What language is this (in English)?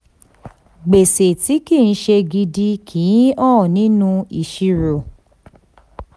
Yoruba